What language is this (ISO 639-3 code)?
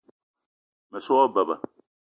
eto